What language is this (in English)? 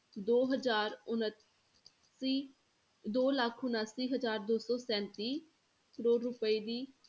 Punjabi